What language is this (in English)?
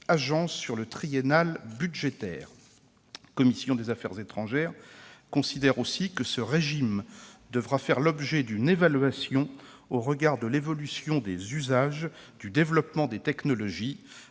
French